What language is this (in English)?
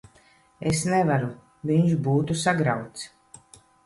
Latvian